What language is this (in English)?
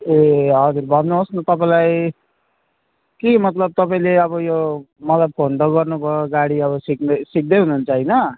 Nepali